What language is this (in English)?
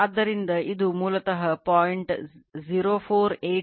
Kannada